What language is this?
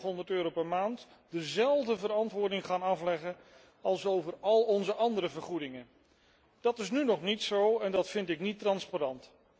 Dutch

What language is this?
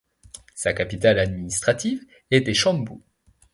French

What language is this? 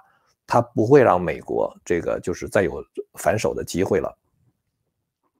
Chinese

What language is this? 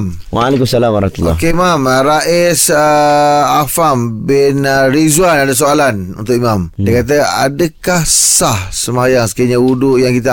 Malay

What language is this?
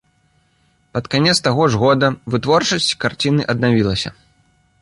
Belarusian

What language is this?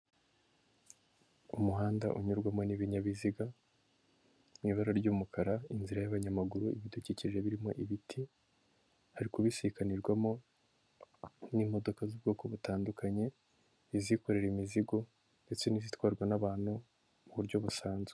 Kinyarwanda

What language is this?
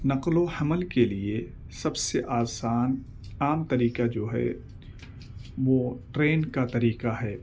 Urdu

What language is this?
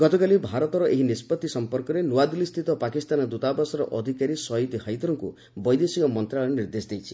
Odia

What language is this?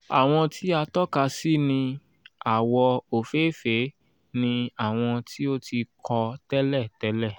Yoruba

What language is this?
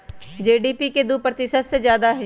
Magahi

